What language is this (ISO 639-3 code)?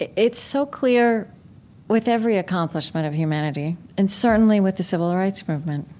eng